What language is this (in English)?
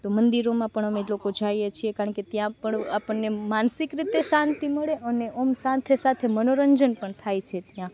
Gujarati